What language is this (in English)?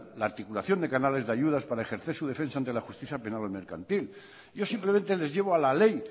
Spanish